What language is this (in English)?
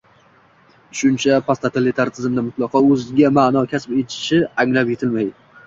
Uzbek